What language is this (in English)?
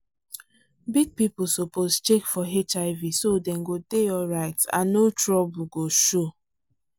Nigerian Pidgin